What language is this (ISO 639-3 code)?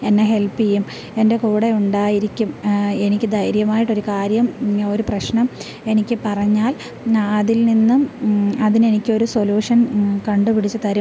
mal